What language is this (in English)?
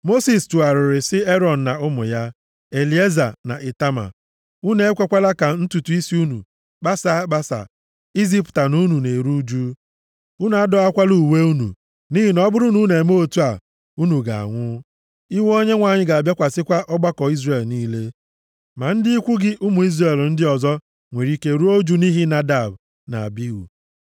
Igbo